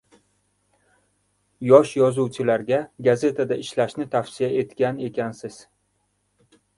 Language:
Uzbek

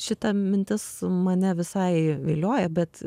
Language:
Lithuanian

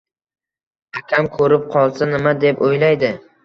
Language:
Uzbek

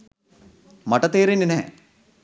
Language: Sinhala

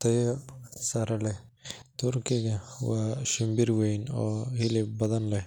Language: Somali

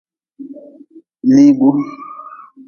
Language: Nawdm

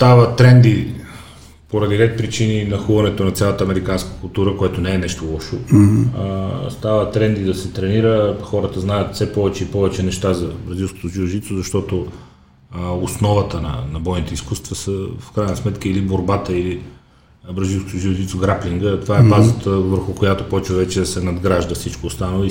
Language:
Bulgarian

